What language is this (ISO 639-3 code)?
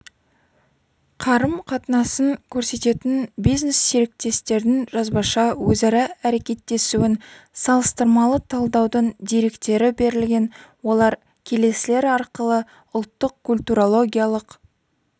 kaz